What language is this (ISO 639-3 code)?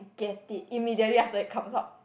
eng